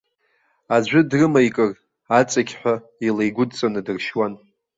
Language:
Abkhazian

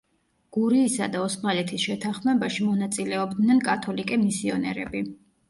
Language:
Georgian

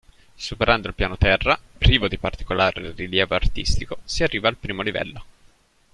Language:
Italian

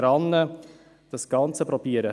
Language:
Swiss German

